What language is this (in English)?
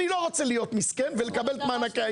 Hebrew